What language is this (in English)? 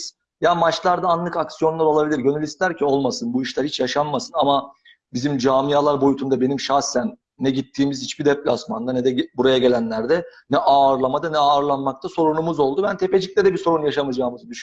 Turkish